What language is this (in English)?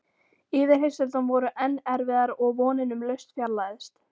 Icelandic